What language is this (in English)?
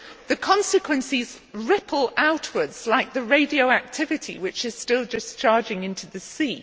English